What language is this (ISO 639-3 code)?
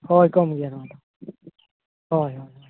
sat